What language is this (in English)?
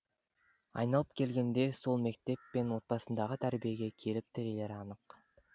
Kazakh